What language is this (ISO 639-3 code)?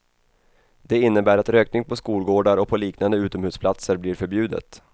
swe